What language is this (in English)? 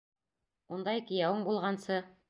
Bashkir